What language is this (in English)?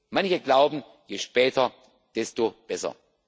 German